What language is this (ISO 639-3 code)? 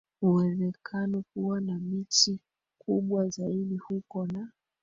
swa